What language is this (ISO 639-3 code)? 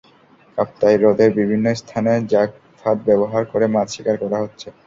ben